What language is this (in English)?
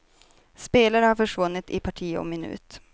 Swedish